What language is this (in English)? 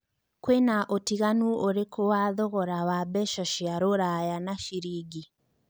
Kikuyu